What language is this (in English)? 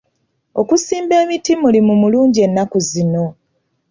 Ganda